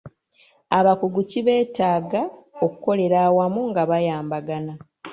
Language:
Ganda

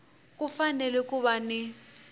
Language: Tsonga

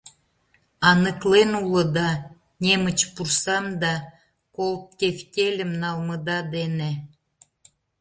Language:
Mari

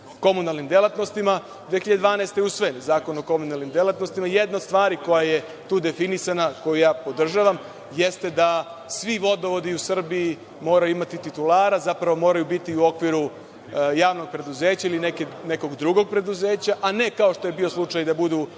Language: Serbian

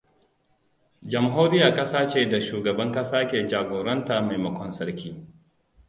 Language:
Hausa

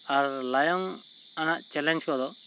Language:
Santali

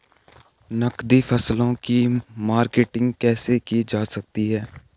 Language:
Hindi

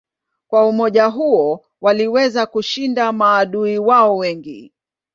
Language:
Swahili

